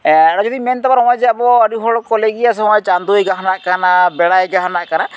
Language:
Santali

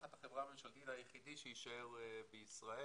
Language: Hebrew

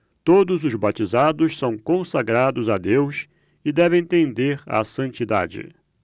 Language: Portuguese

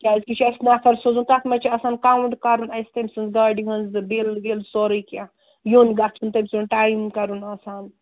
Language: Kashmiri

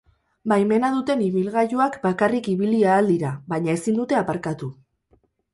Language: Basque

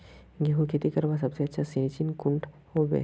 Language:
Magahi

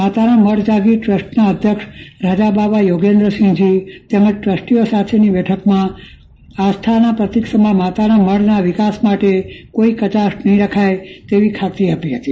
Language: Gujarati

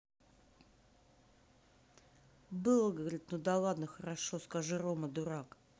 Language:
Russian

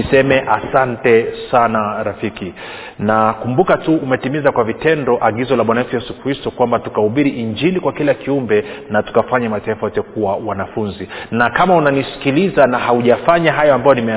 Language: Swahili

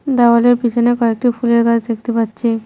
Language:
Bangla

